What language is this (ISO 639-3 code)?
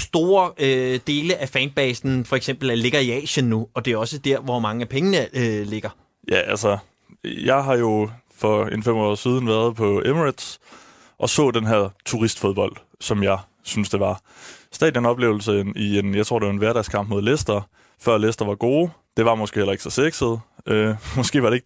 dan